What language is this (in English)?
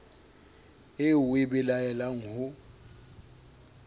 Southern Sotho